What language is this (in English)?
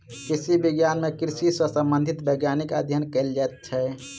Maithili